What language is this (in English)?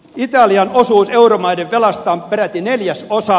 Finnish